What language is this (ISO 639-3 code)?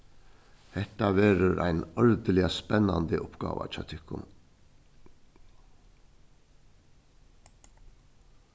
fao